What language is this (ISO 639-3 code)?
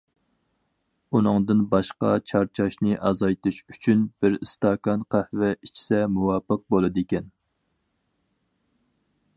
uig